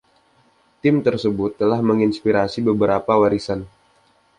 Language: Indonesian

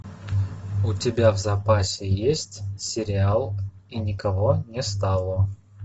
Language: Russian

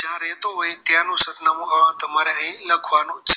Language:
Gujarati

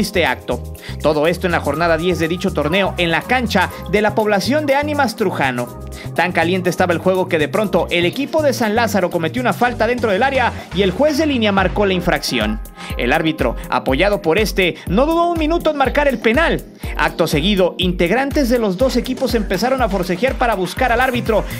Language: Spanish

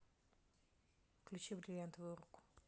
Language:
Russian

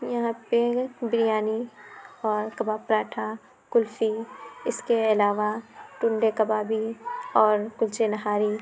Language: Urdu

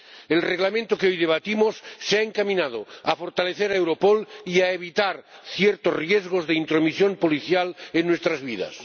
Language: Spanish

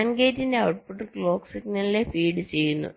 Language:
Malayalam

